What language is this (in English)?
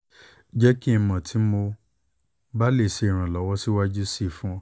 Yoruba